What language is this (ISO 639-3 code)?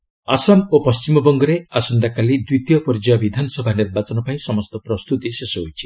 ori